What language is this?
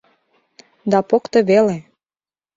Mari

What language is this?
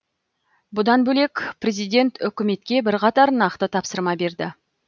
Kazakh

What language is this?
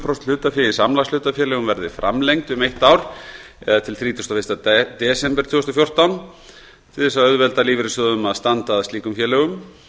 Icelandic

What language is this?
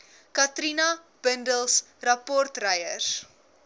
Afrikaans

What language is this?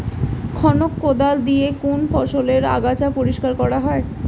Bangla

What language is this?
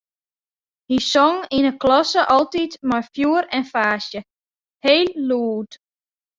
Western Frisian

